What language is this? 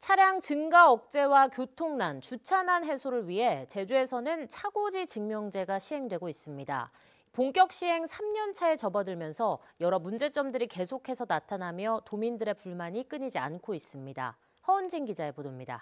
Korean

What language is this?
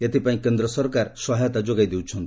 Odia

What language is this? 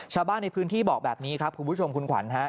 Thai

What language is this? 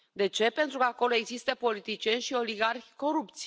Romanian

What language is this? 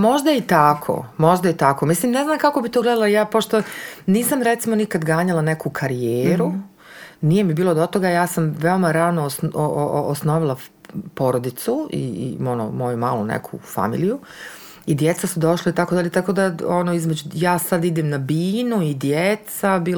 Croatian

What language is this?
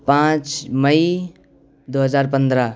Urdu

